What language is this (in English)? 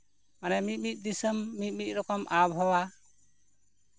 Santali